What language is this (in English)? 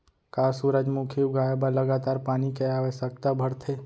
Chhattisgarhi